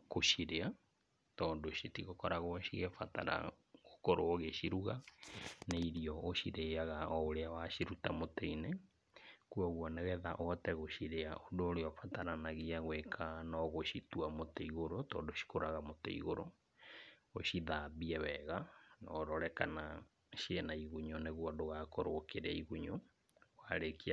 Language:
Kikuyu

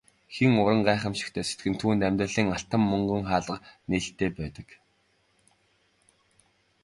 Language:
Mongolian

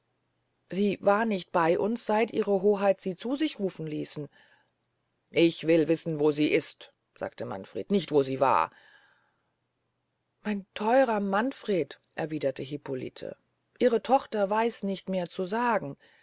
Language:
German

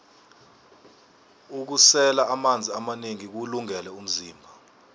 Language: South Ndebele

